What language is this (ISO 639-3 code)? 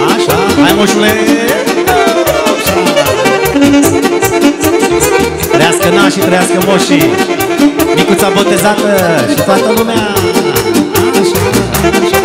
ron